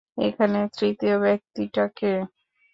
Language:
Bangla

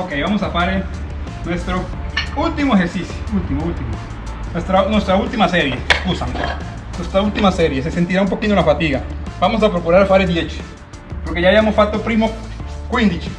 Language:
Spanish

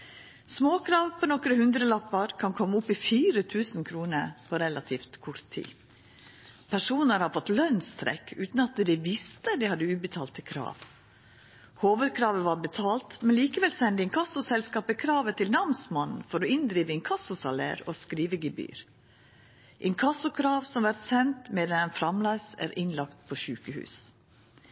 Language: Norwegian Nynorsk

